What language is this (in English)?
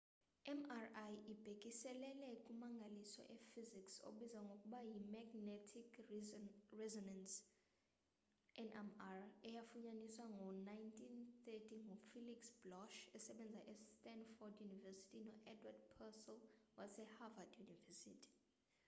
Xhosa